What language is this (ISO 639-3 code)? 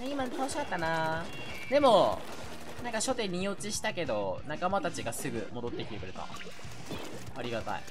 jpn